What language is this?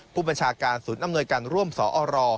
Thai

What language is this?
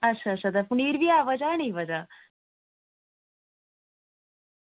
Dogri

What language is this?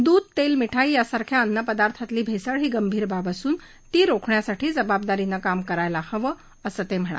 Marathi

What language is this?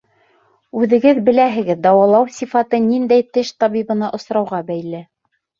Bashkir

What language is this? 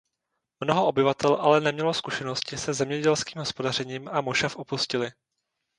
Czech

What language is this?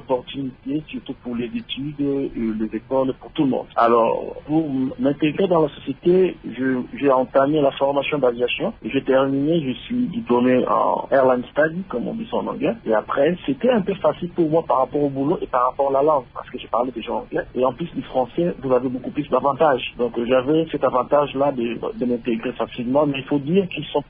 French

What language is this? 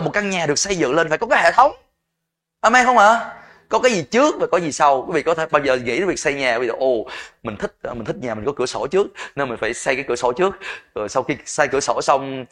Vietnamese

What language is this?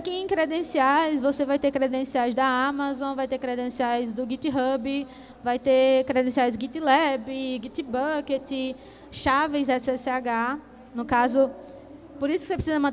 Portuguese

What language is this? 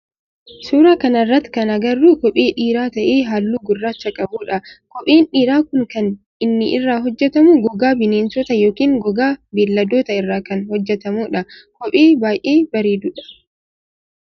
Oromo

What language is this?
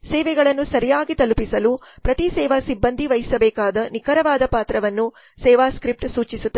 Kannada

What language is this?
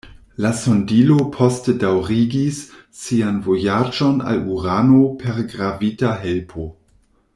Esperanto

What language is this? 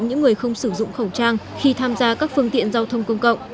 Vietnamese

